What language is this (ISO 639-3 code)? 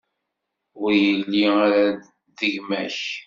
kab